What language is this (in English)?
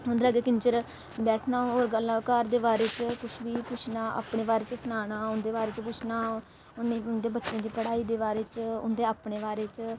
Dogri